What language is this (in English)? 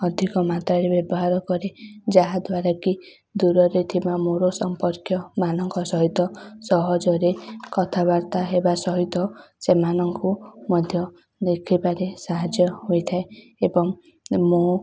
Odia